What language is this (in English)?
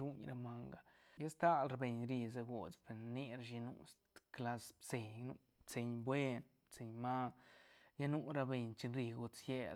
Santa Catarina Albarradas Zapotec